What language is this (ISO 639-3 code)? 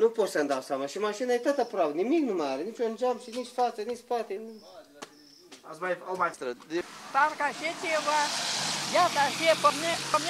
ron